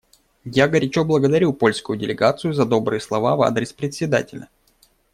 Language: Russian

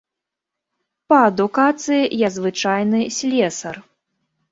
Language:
Belarusian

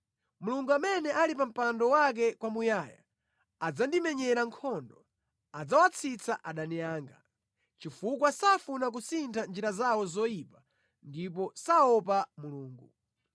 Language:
Nyanja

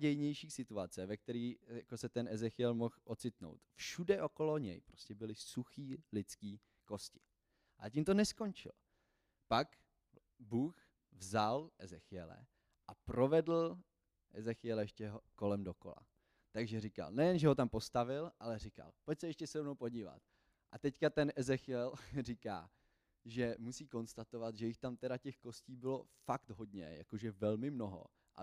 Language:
Czech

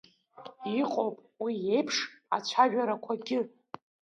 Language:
Abkhazian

